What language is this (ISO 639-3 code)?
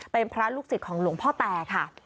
tha